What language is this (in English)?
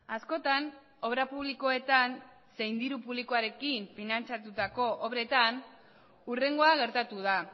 Basque